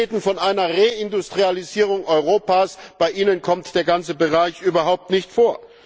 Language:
German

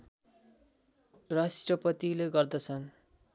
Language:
Nepali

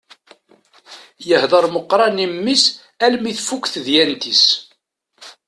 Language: Kabyle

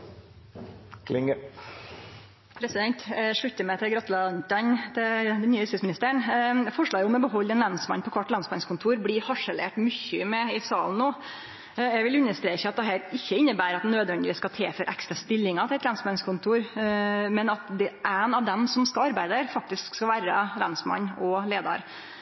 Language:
Norwegian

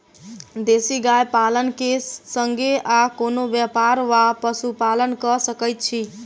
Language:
Maithili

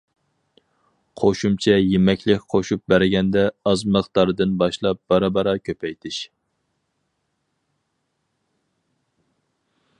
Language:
Uyghur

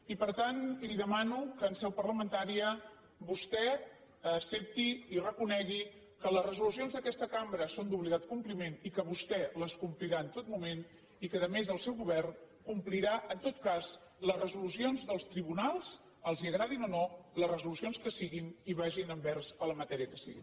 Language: Catalan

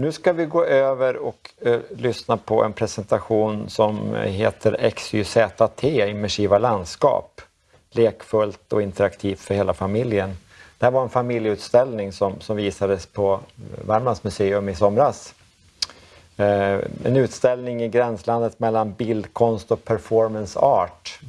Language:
Swedish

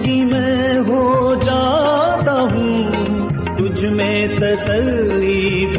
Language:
Urdu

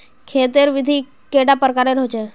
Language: Magahi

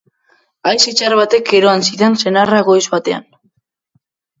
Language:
Basque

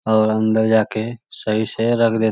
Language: Magahi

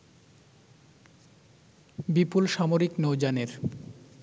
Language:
Bangla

